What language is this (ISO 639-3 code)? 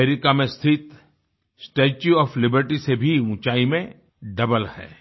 hin